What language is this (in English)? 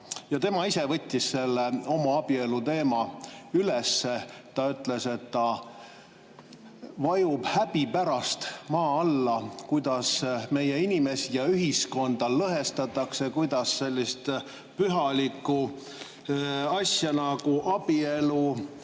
Estonian